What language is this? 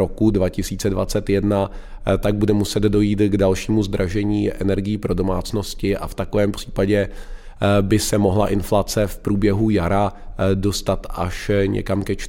Czech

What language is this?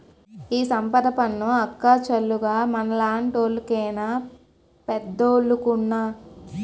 Telugu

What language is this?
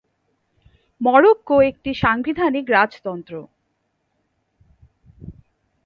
Bangla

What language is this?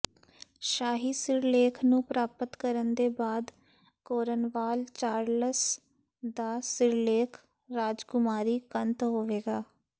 Punjabi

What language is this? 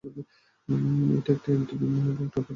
Bangla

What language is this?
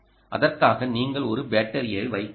Tamil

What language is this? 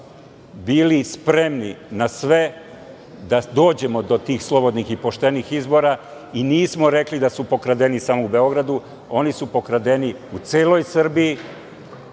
Serbian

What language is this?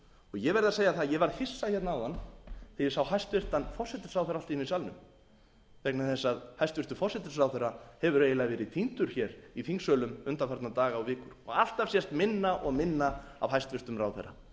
Icelandic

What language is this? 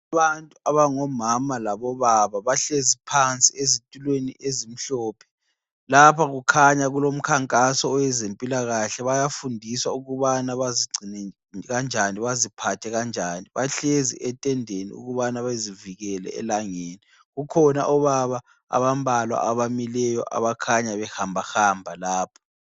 North Ndebele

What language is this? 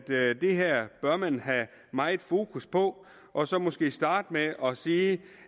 Danish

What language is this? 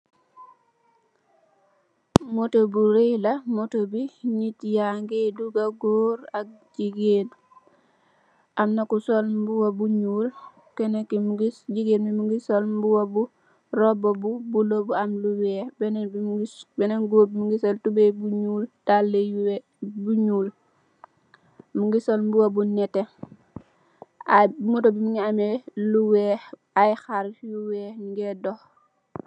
Wolof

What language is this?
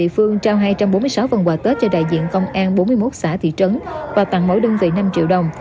Vietnamese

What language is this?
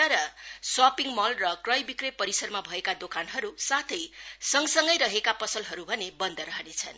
Nepali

